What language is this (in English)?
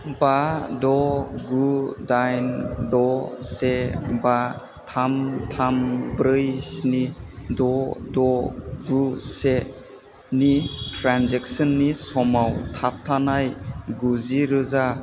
Bodo